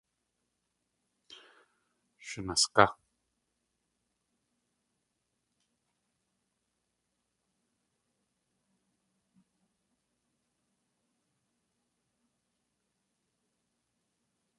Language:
Tlingit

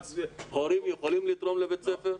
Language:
Hebrew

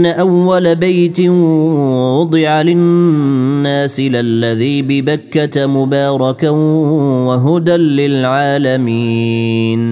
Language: Arabic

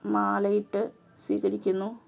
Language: Malayalam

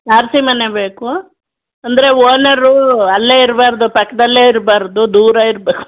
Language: Kannada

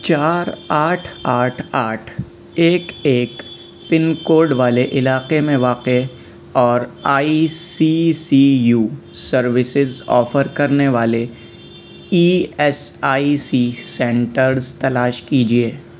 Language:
Urdu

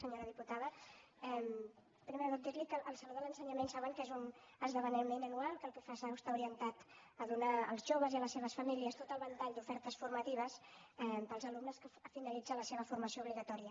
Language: Catalan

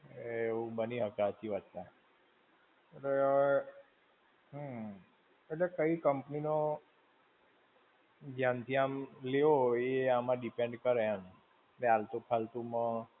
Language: Gujarati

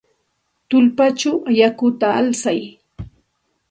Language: Santa Ana de Tusi Pasco Quechua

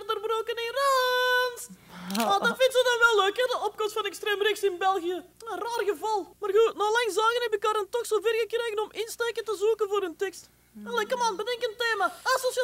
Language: Dutch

